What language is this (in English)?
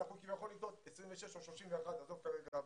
Hebrew